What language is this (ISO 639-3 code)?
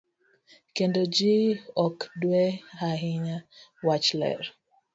luo